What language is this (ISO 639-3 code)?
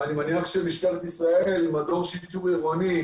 heb